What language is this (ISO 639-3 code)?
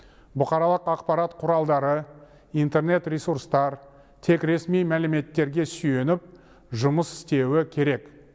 kaz